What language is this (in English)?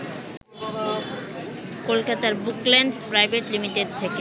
Bangla